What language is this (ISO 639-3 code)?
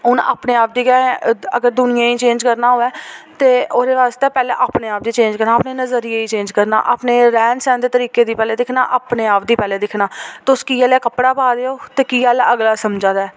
doi